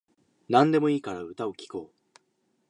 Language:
Japanese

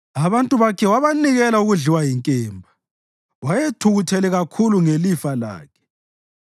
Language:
North Ndebele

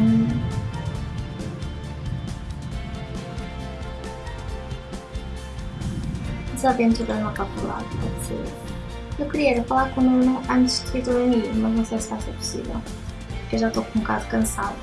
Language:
Portuguese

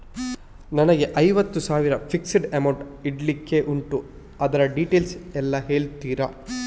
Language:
Kannada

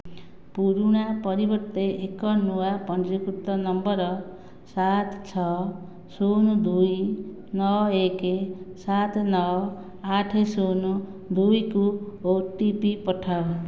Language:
Odia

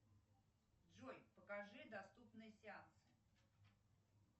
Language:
Russian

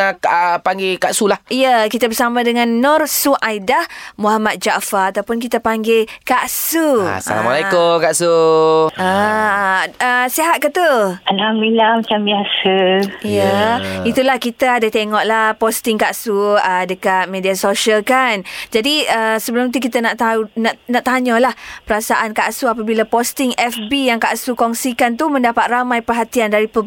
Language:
Malay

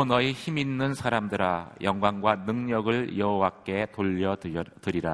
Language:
Korean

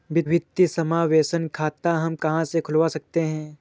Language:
Hindi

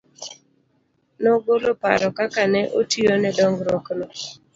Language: Luo (Kenya and Tanzania)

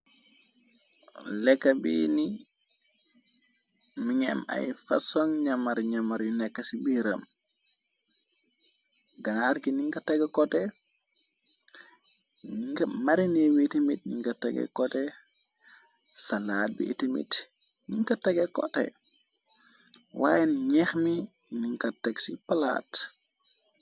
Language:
Wolof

